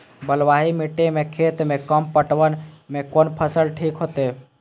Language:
Maithili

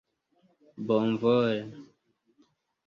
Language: Esperanto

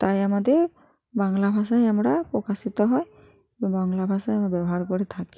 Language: Bangla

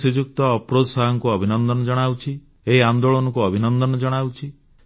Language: Odia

